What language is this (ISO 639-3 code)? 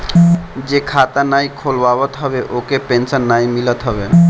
bho